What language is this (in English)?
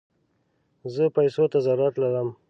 Pashto